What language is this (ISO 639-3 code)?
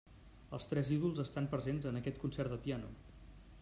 cat